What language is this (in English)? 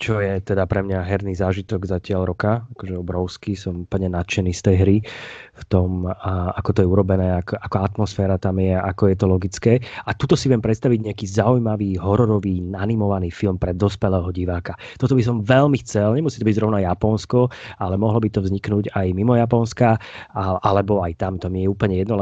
Slovak